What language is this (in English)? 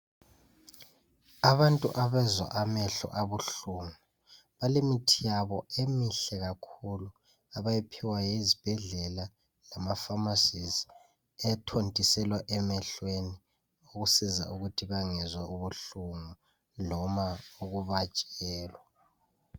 North Ndebele